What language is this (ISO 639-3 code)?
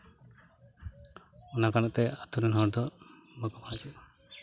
sat